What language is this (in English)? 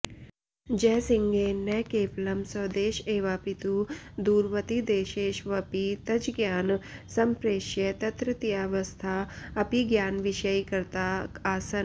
Sanskrit